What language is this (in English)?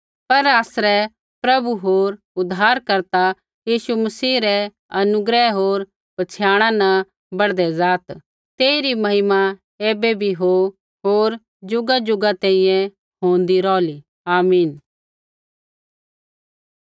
Kullu Pahari